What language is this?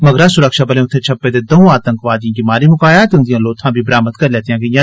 Dogri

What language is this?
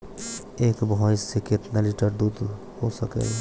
Bhojpuri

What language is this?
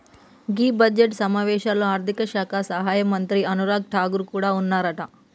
Telugu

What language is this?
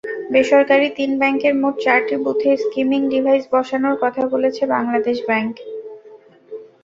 Bangla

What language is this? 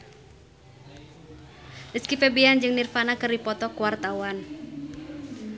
Sundanese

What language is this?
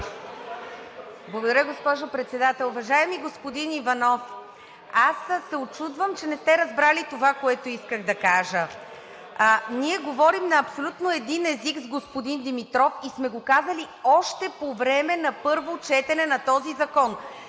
Bulgarian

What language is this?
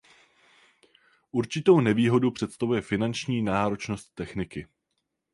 Czech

